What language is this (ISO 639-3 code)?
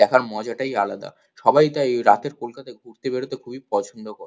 ben